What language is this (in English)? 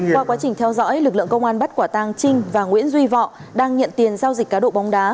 Vietnamese